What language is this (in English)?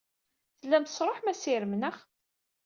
Kabyle